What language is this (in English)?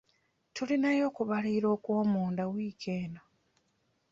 Ganda